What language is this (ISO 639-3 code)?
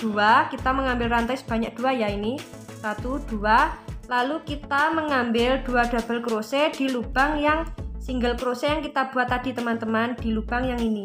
ind